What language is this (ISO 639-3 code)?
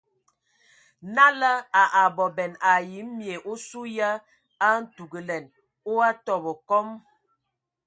ewo